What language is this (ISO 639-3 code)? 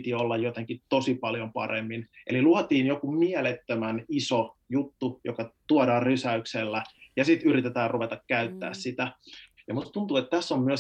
fin